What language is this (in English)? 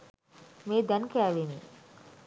Sinhala